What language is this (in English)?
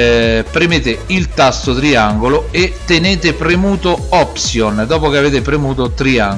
Italian